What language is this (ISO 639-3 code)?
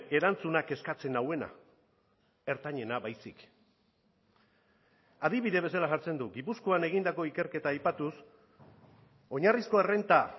eus